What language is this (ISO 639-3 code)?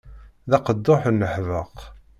kab